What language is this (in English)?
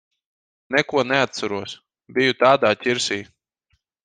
Latvian